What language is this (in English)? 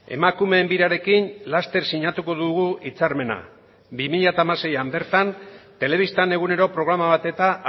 Basque